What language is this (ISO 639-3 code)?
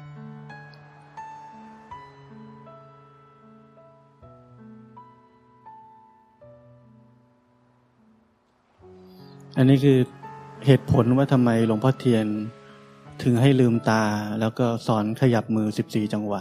tha